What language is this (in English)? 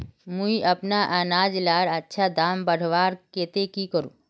Magahi